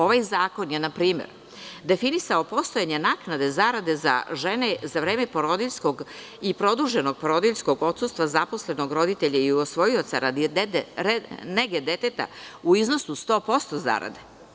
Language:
Serbian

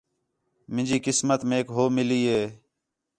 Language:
Khetrani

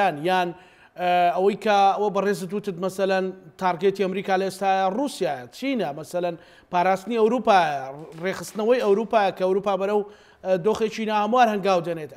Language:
Arabic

